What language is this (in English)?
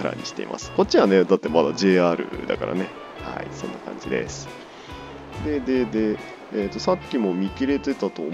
Japanese